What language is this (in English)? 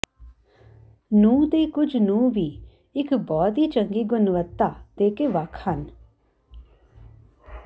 Punjabi